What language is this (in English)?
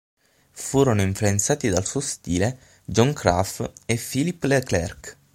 Italian